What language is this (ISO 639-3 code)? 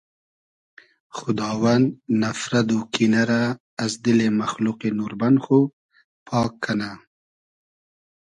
haz